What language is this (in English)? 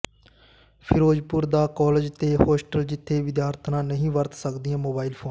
Punjabi